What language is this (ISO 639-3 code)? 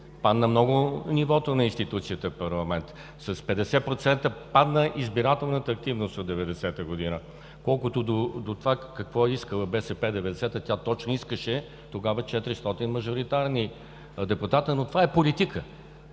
bul